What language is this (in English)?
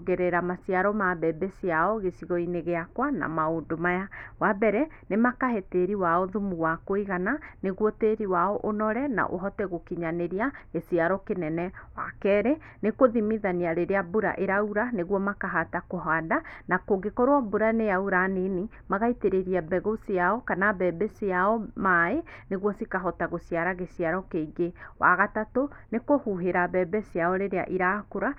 Kikuyu